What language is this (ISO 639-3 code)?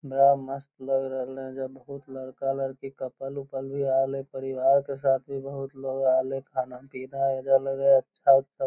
mag